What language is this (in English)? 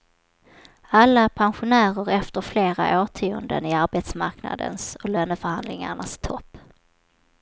Swedish